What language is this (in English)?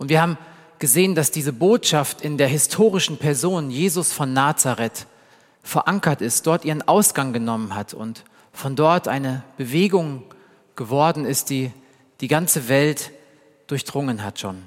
German